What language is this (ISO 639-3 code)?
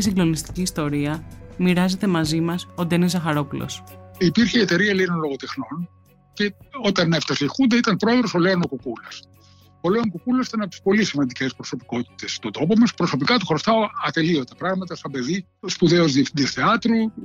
ell